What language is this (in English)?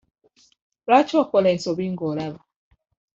Ganda